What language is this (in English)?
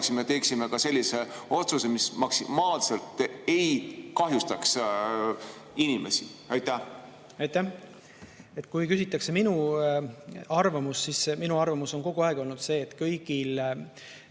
Estonian